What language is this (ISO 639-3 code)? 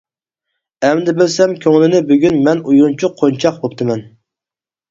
uig